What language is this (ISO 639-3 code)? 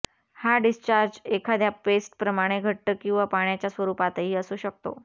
mar